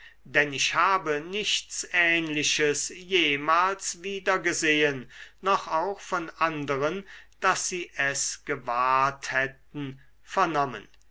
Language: German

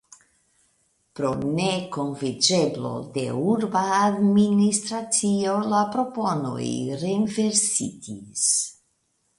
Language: Esperanto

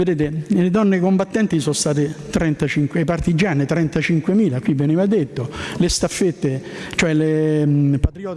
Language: Italian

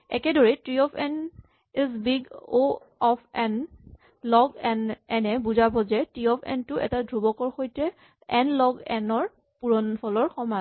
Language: Assamese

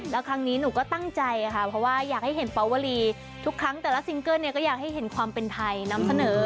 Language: Thai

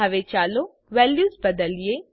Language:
Gujarati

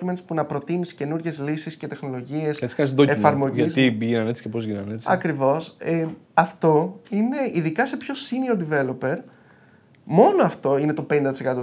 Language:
Greek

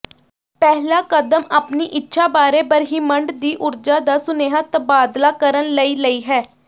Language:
Punjabi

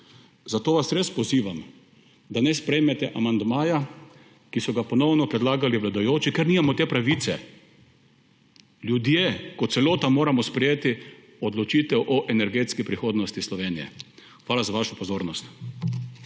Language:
Slovenian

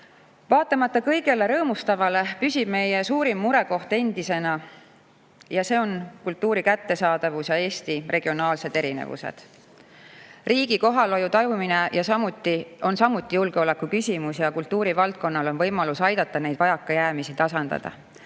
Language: Estonian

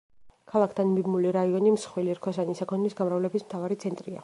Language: Georgian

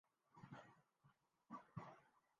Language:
Urdu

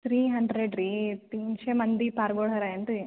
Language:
Kannada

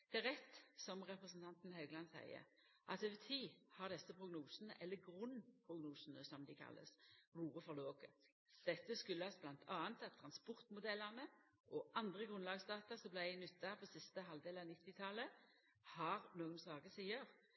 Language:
Norwegian Nynorsk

